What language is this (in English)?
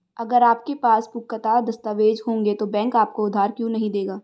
Hindi